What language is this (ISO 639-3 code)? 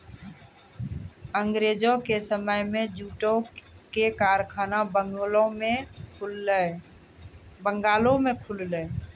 mai